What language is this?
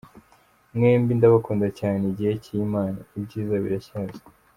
Kinyarwanda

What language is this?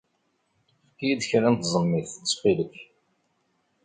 Kabyle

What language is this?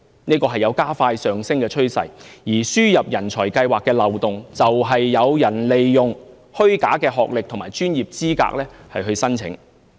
Cantonese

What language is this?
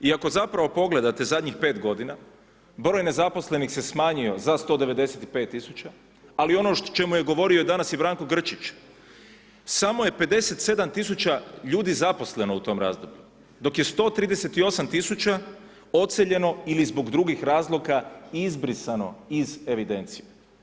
Croatian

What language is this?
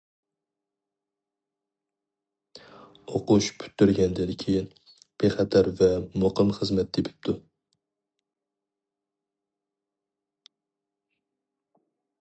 Uyghur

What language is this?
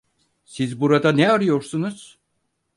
Turkish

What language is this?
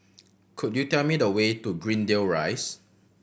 English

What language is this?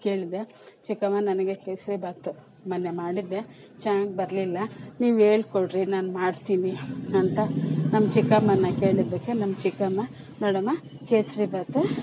Kannada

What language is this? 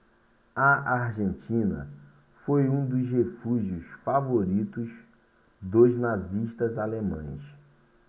Portuguese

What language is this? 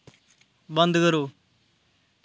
Dogri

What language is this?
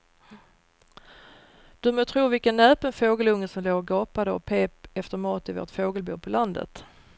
Swedish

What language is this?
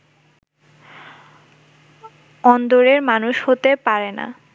Bangla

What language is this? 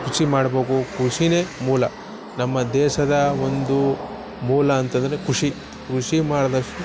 Kannada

